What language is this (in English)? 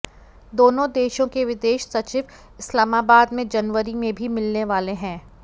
Hindi